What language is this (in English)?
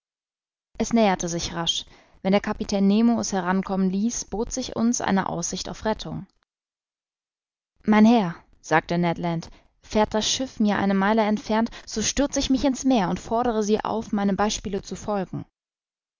German